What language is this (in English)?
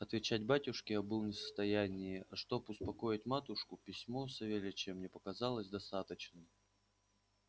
Russian